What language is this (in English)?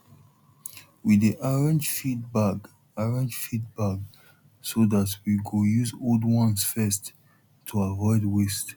Nigerian Pidgin